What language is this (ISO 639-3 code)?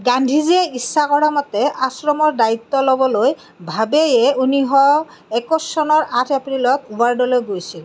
asm